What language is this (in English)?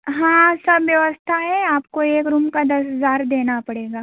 Hindi